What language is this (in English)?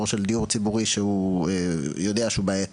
Hebrew